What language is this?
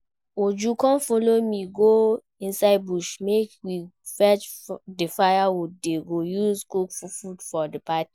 Nigerian Pidgin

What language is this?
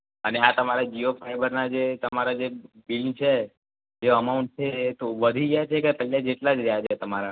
Gujarati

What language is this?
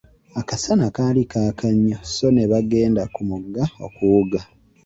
Ganda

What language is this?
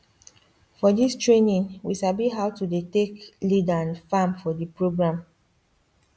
Nigerian Pidgin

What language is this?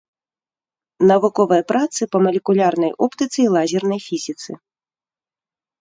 Belarusian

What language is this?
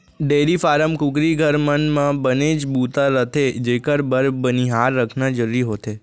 Chhattisgarhi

